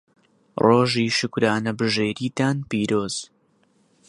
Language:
Central Kurdish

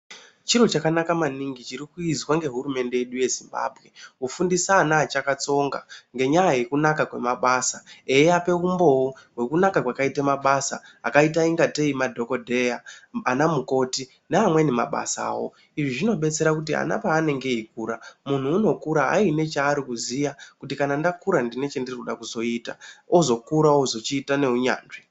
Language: Ndau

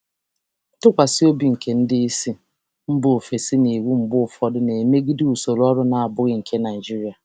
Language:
Igbo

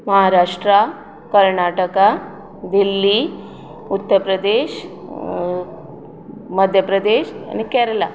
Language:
Konkani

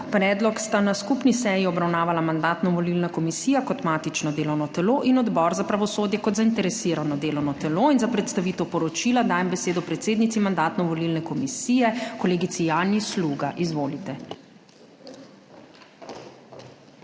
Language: Slovenian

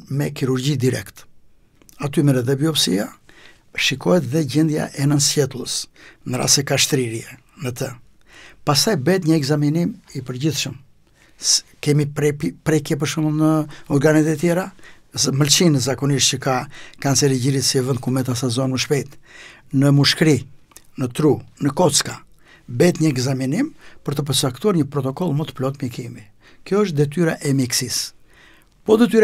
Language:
Romanian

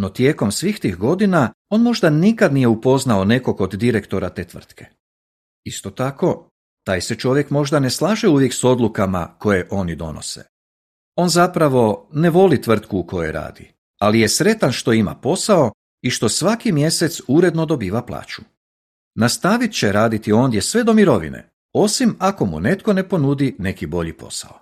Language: Croatian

